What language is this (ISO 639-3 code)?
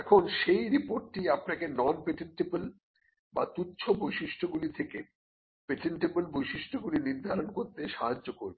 ben